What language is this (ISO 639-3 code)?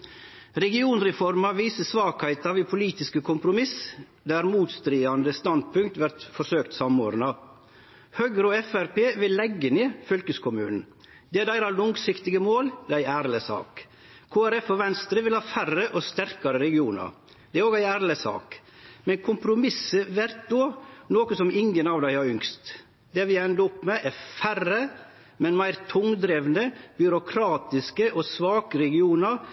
nno